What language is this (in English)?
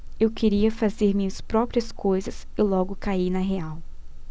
Portuguese